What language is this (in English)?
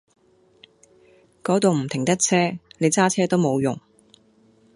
Cantonese